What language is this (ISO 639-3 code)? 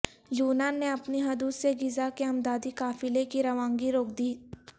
urd